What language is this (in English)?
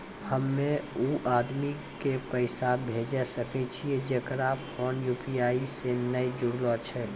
Maithili